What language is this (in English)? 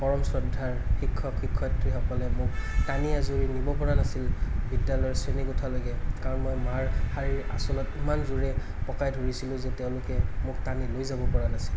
Assamese